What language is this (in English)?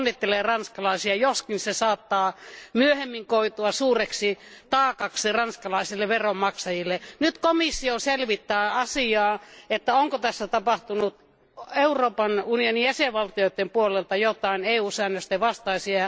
Finnish